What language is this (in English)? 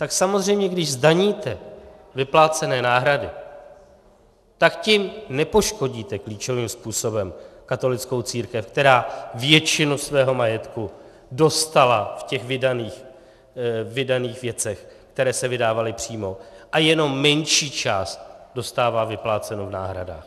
Czech